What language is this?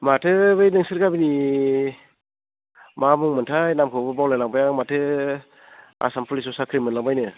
Bodo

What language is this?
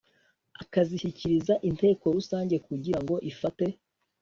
Kinyarwanda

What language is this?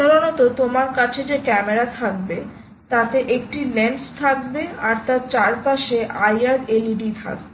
Bangla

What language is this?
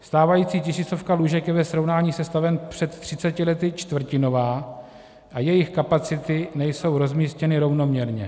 Czech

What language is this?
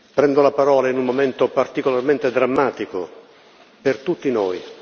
Italian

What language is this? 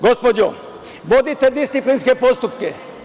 Serbian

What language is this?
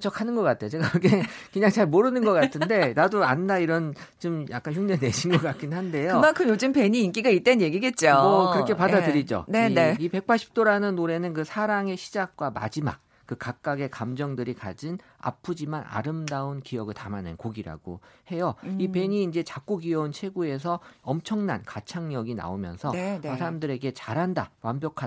Korean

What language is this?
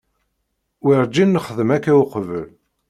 Kabyle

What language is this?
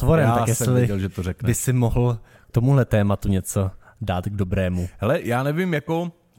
Czech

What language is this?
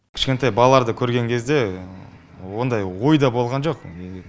Kazakh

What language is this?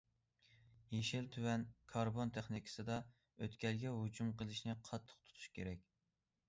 Uyghur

